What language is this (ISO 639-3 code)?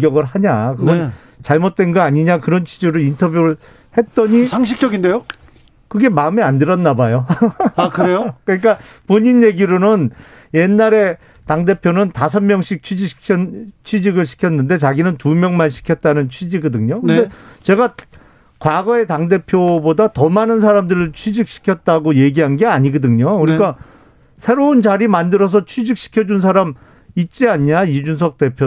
kor